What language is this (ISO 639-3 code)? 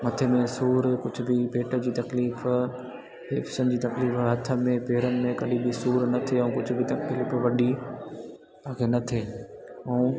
snd